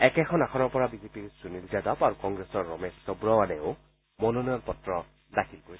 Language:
Assamese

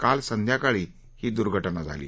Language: Marathi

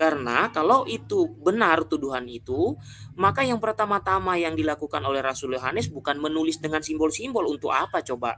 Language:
Indonesian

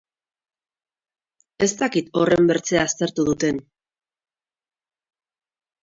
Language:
Basque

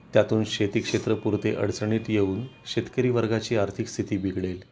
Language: Marathi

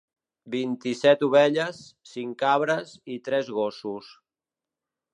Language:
Catalan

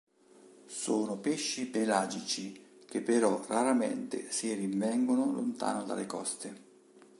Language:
Italian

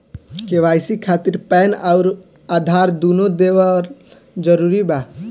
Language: Bhojpuri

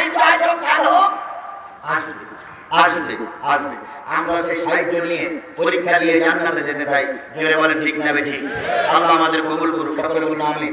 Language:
Indonesian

